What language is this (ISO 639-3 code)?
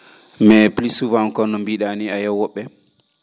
ful